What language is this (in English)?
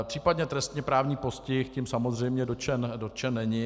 Czech